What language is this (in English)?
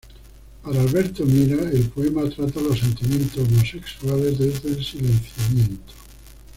Spanish